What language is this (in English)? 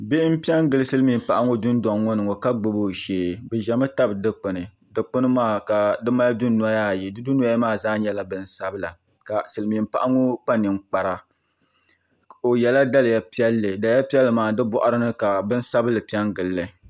Dagbani